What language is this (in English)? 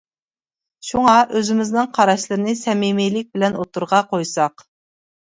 Uyghur